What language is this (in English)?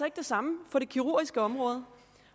Danish